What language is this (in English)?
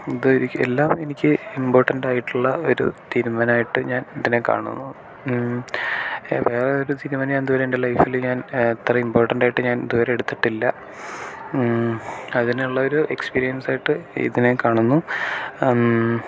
Malayalam